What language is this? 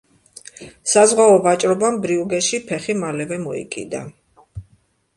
Georgian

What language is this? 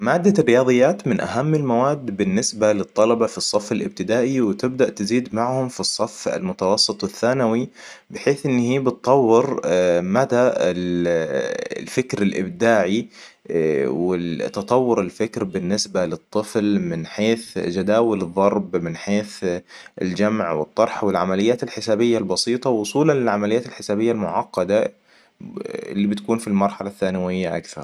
Hijazi Arabic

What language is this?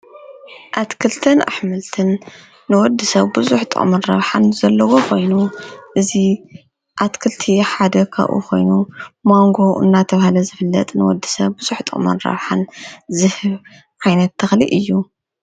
Tigrinya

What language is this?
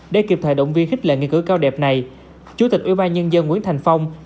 Vietnamese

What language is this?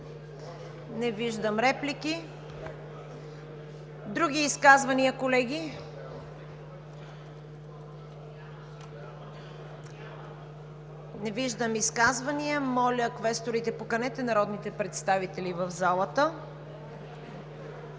Bulgarian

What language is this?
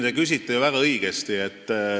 Estonian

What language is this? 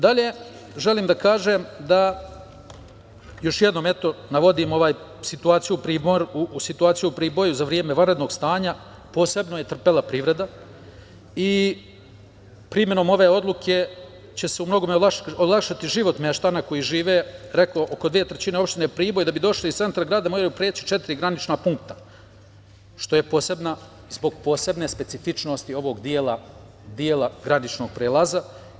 Serbian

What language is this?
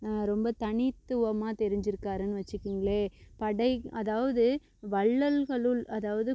Tamil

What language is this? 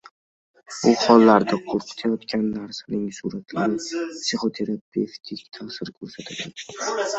Uzbek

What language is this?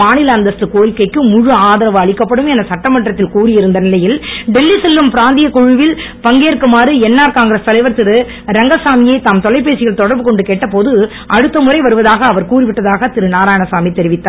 Tamil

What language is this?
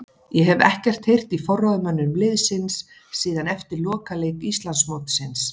Icelandic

